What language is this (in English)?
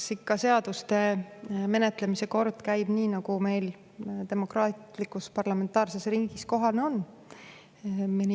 Estonian